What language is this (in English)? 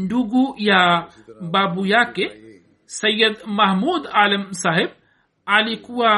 Swahili